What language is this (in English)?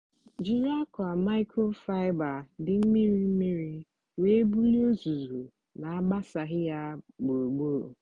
Igbo